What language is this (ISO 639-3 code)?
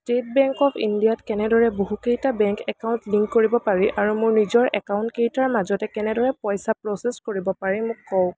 asm